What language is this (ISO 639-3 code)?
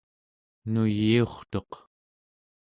esu